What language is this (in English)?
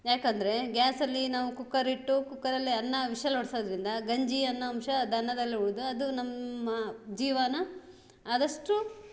Kannada